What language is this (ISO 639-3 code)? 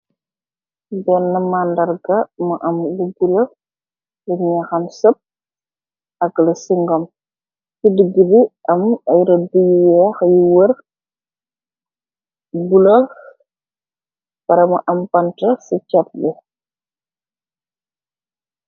wol